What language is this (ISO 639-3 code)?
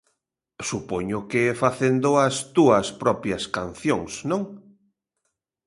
glg